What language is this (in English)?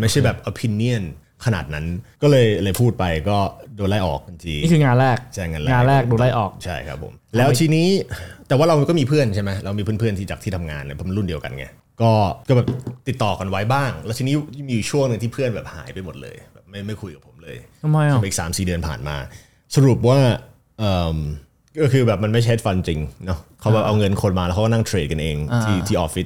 Thai